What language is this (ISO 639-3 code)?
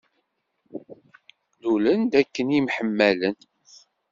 kab